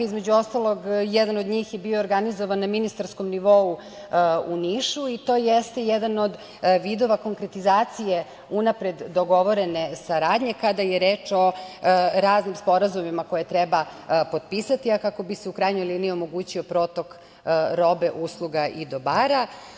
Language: Serbian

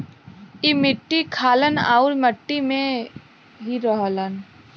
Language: Bhojpuri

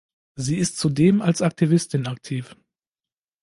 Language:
German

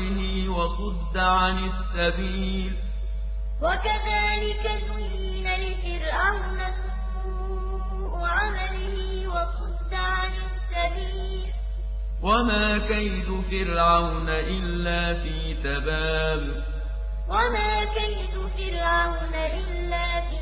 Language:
Arabic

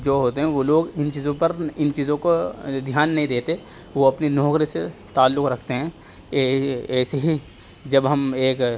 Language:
Urdu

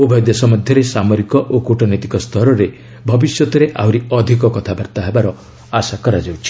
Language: Odia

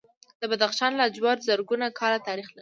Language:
Pashto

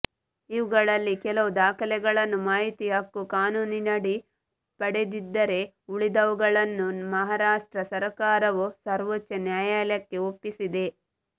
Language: Kannada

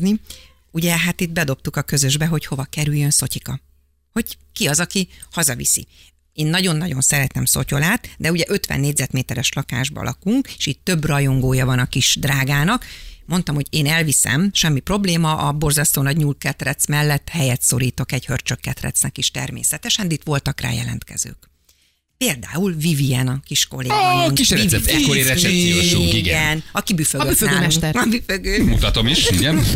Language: Hungarian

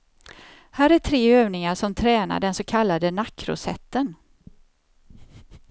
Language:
Swedish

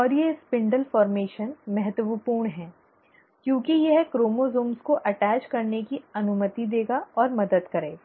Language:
Hindi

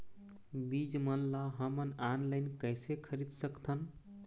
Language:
Chhattisgarhi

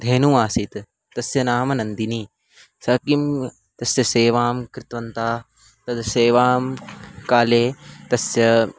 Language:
Sanskrit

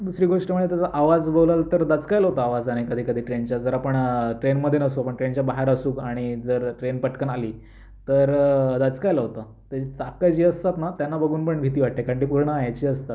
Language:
Marathi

